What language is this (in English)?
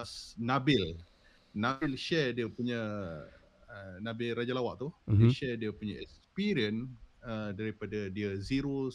Malay